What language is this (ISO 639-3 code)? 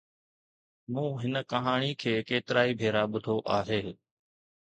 snd